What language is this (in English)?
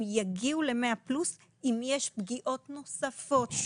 Hebrew